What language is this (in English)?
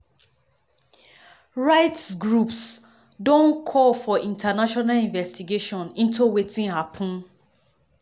Nigerian Pidgin